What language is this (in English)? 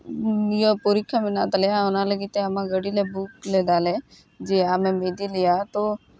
Santali